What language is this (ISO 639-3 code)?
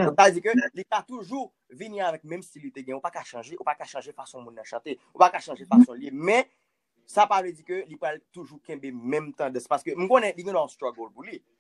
fra